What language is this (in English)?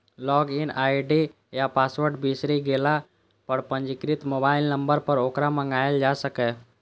Maithili